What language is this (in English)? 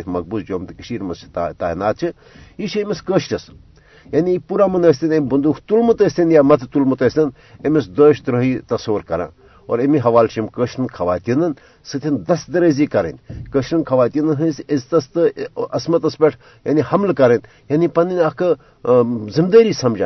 Urdu